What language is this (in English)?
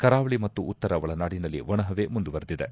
Kannada